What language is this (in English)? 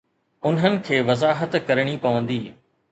Sindhi